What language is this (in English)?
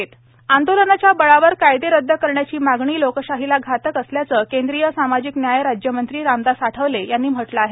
Marathi